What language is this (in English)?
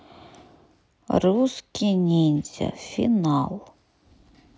Russian